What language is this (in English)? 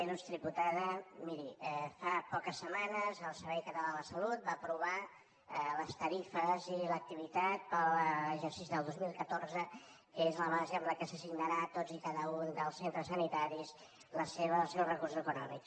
Catalan